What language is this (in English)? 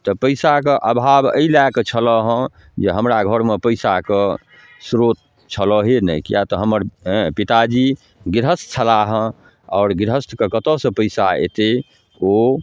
Maithili